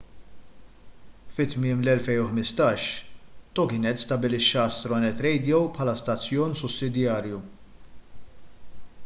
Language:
Maltese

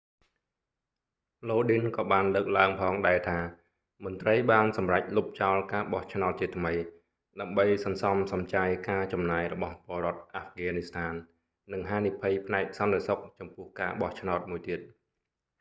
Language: Khmer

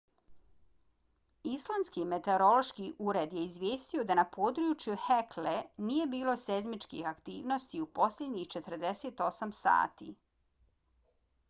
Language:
Bosnian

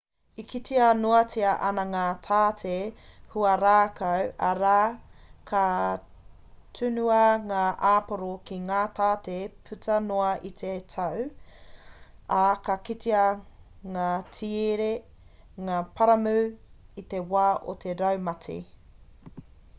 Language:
Māori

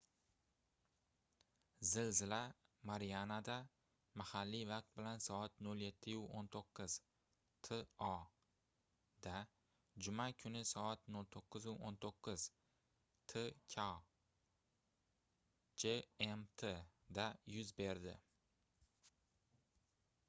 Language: Uzbek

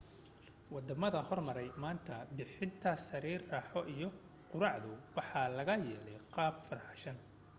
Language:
Somali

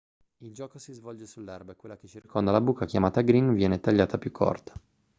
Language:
Italian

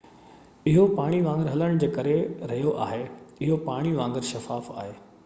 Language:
Sindhi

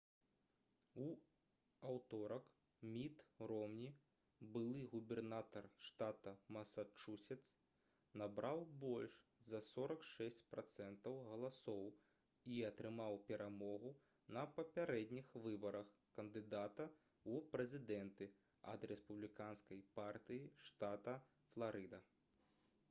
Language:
Belarusian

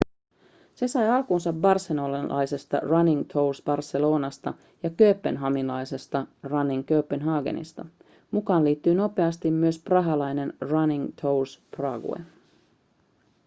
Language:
Finnish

